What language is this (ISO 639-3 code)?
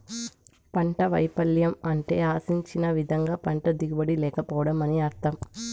tel